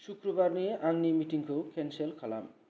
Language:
Bodo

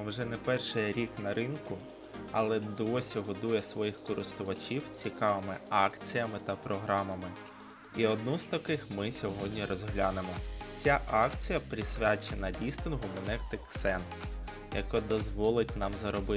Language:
Ukrainian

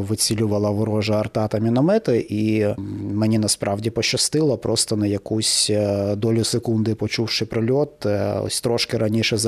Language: Ukrainian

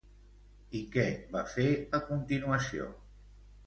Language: Catalan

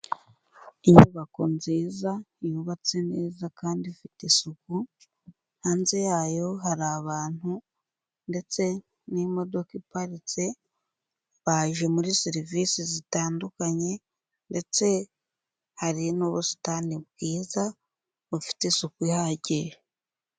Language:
Kinyarwanda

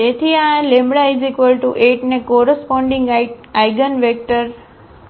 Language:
Gujarati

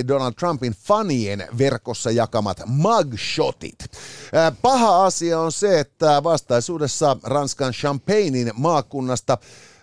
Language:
Finnish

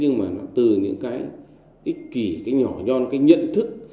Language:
Vietnamese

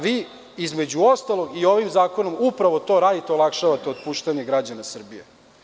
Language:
Serbian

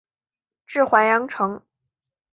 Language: Chinese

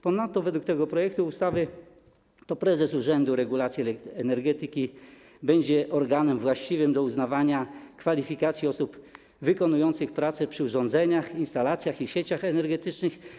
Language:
Polish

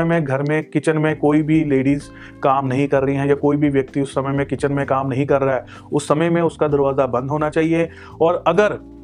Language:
Hindi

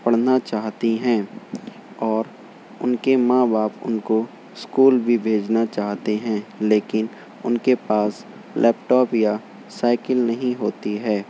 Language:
Urdu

